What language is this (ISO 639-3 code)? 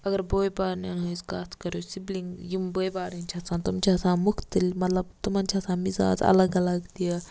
kas